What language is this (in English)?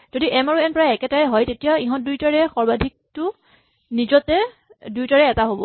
Assamese